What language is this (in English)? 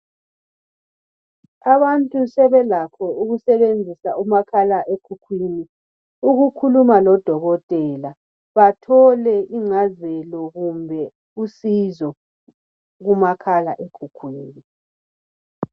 North Ndebele